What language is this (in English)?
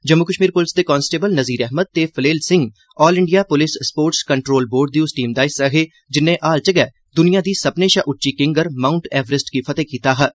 Dogri